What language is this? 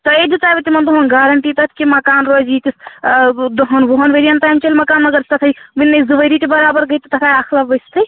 Kashmiri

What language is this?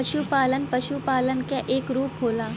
Bhojpuri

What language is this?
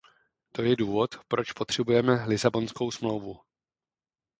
Czech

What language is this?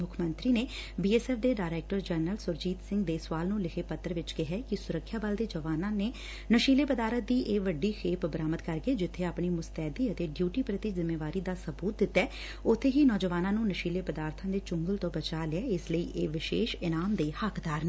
Punjabi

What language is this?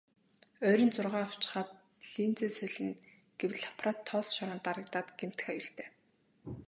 Mongolian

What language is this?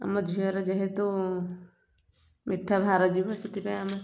Odia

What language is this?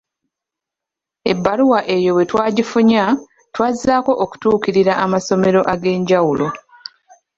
Ganda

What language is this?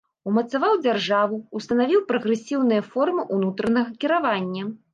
Belarusian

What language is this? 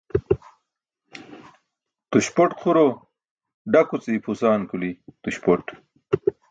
Burushaski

